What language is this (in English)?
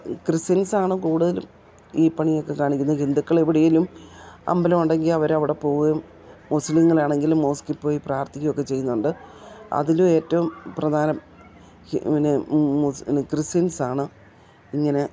Malayalam